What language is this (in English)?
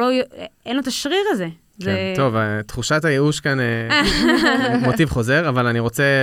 Hebrew